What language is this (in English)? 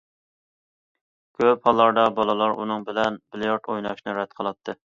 Uyghur